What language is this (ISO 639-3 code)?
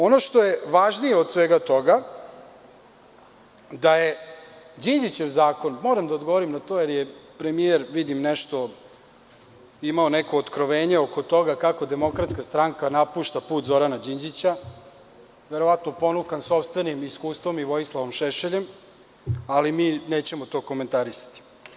srp